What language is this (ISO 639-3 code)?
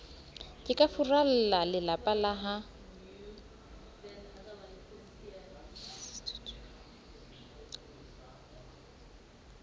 sot